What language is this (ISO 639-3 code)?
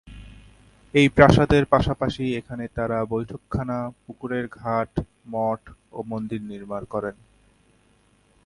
ben